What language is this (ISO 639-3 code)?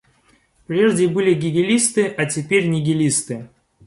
rus